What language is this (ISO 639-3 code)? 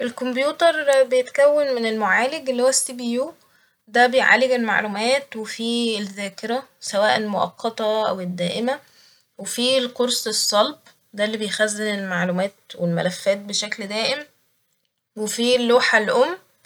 arz